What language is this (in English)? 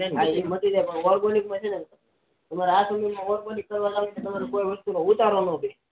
Gujarati